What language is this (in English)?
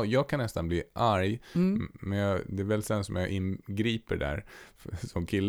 Swedish